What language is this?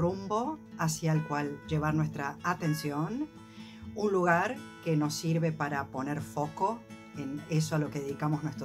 Spanish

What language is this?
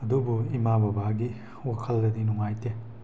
Manipuri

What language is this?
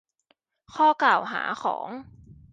Thai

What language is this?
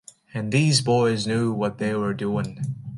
English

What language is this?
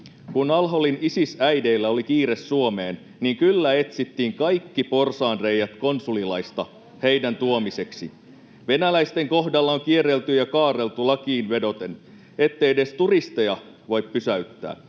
Finnish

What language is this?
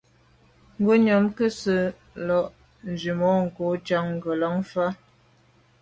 Medumba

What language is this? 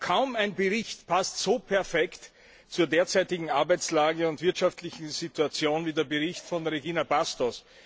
German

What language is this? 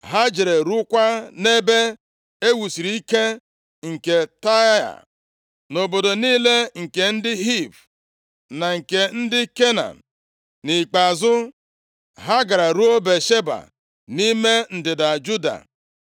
Igbo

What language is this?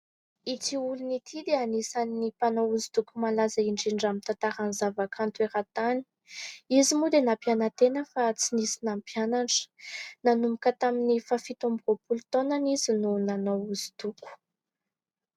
Malagasy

